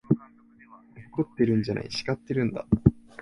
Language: Japanese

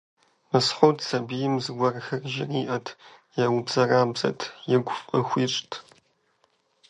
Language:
Kabardian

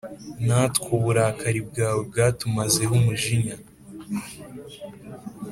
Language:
Kinyarwanda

